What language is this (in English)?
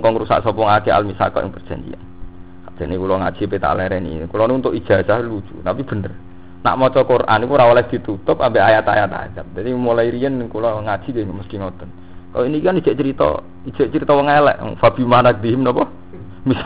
Indonesian